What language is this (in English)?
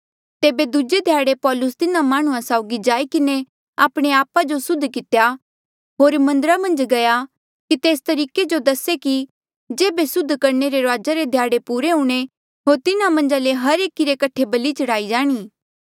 Mandeali